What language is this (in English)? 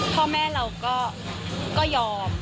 Thai